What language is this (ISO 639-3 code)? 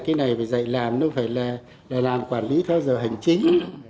vie